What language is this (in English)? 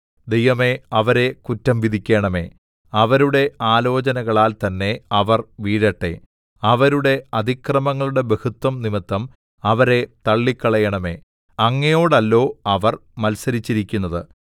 Malayalam